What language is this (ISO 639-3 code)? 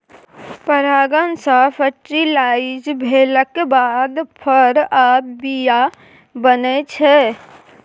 mai